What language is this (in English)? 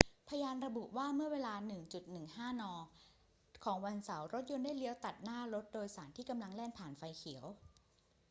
Thai